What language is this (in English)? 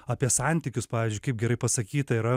Lithuanian